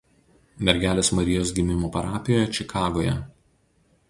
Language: Lithuanian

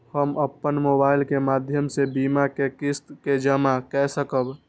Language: Maithili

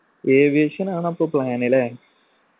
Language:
Malayalam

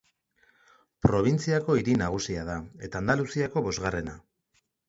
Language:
Basque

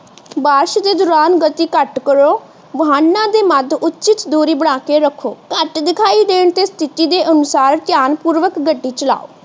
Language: Punjabi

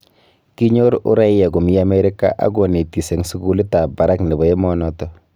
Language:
Kalenjin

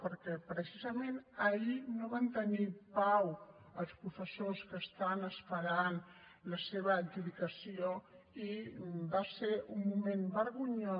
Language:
Catalan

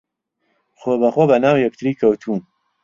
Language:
Central Kurdish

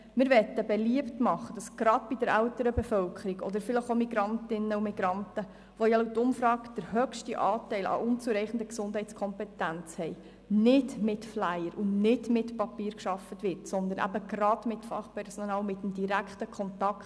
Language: Swiss German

